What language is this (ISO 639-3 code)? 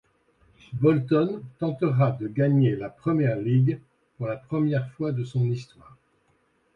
fra